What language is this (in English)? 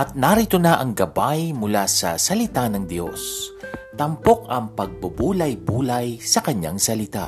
Filipino